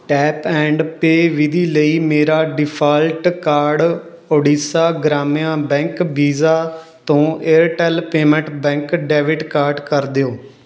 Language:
Punjabi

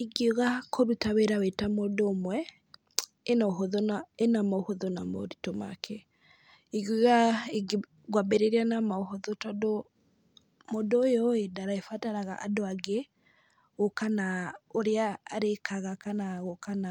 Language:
Kikuyu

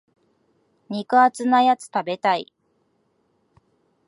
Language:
Japanese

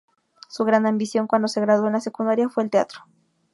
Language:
Spanish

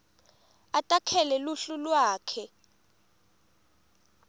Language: Swati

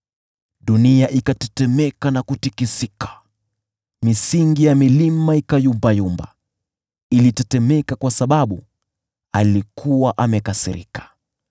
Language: Swahili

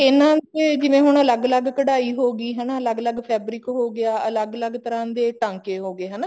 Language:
Punjabi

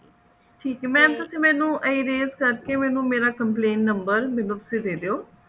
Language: Punjabi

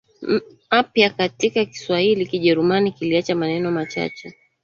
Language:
Swahili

